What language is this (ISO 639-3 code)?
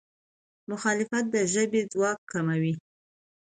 pus